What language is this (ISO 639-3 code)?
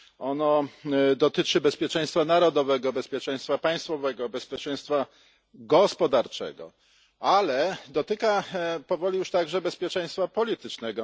pol